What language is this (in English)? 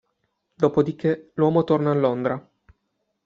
Italian